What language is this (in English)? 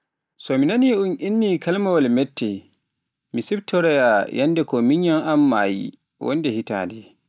Pular